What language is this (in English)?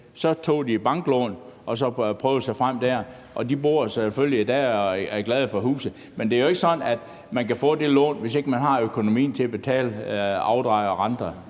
Danish